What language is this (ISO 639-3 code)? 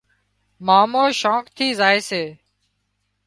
kxp